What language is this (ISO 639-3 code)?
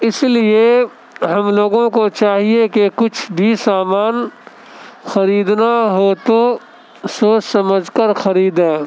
urd